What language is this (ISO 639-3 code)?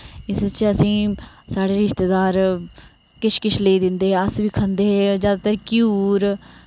doi